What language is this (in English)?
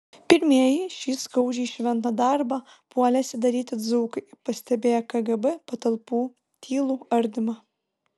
Lithuanian